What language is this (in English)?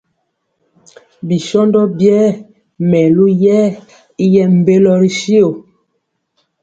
Mpiemo